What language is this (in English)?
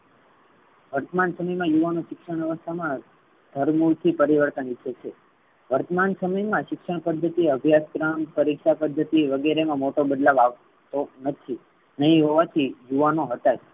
Gujarati